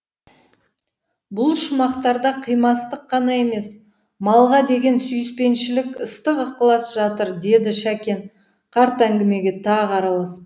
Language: Kazakh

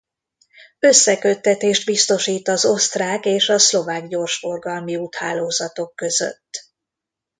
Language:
Hungarian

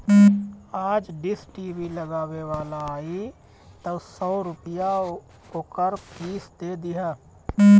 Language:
Bhojpuri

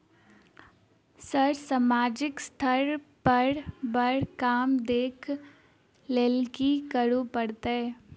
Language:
Maithili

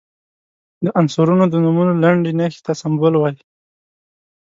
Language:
Pashto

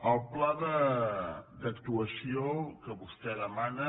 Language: Catalan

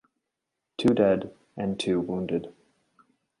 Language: English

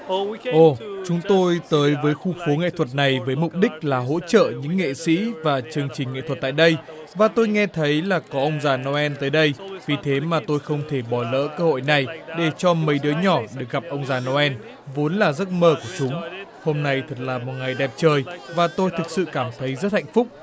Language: Vietnamese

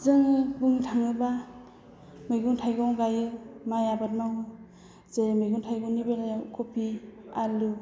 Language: Bodo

